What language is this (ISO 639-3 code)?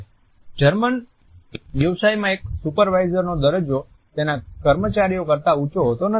guj